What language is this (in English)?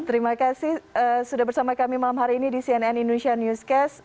Indonesian